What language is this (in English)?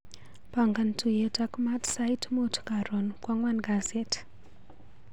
Kalenjin